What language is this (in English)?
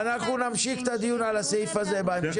Hebrew